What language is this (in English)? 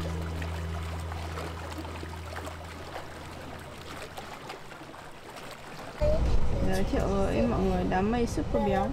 Vietnamese